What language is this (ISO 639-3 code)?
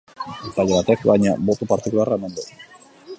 eus